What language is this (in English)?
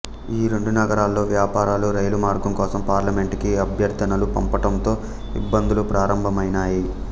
Telugu